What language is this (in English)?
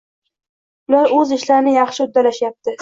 Uzbek